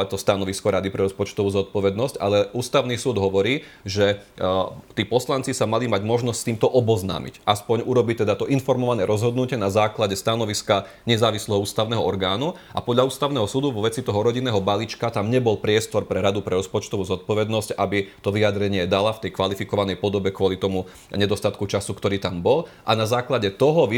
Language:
Slovak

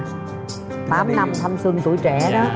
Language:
Vietnamese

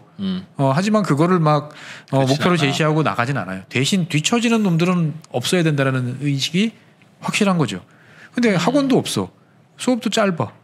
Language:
Korean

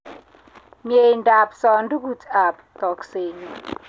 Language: Kalenjin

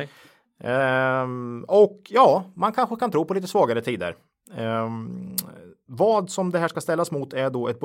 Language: Swedish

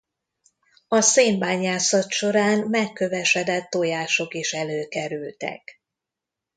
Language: Hungarian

